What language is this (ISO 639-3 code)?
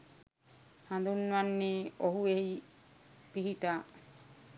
sin